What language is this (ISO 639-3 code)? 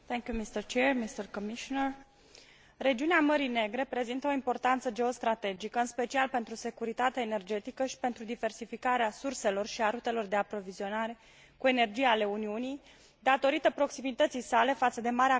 ron